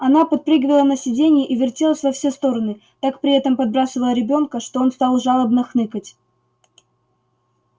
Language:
Russian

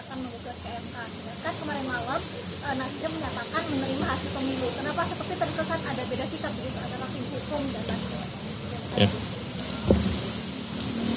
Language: Indonesian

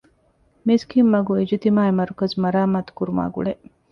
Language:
Divehi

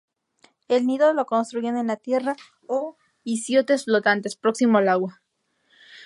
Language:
Spanish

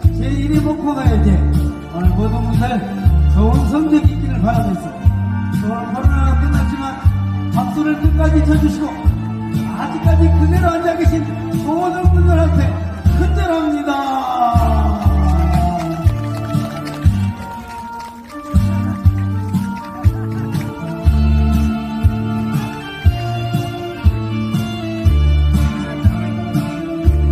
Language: Korean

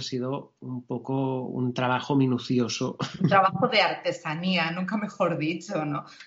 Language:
Spanish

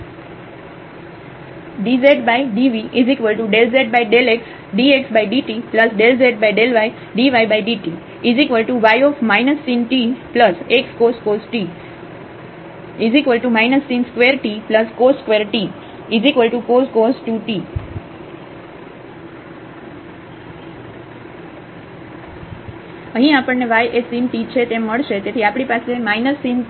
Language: Gujarati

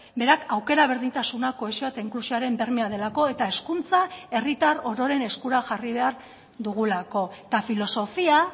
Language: Basque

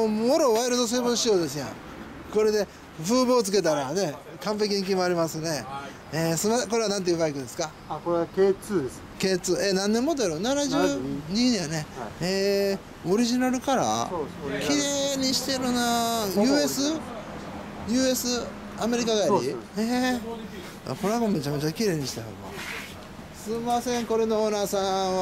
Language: Japanese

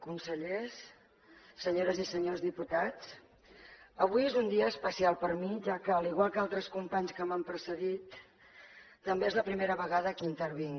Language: Catalan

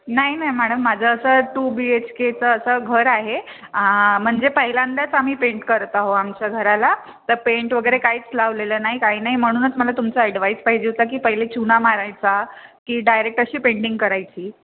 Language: Marathi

